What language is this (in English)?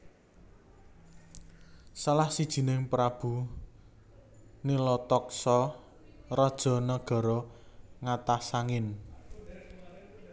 Javanese